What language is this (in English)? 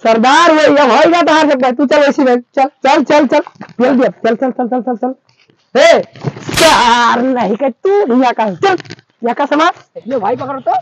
Hindi